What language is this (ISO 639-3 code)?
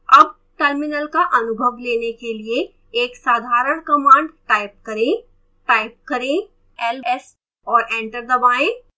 hin